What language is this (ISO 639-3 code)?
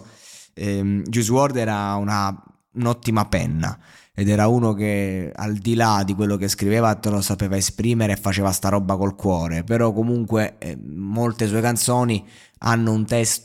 ita